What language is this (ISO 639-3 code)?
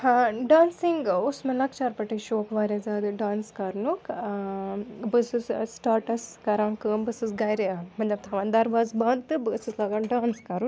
kas